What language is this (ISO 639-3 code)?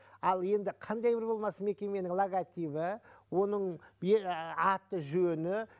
kaz